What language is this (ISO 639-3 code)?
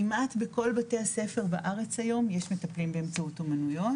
heb